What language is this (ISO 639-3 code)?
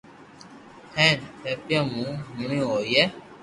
lrk